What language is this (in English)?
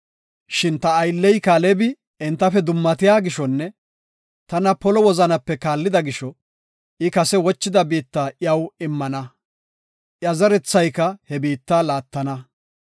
Gofa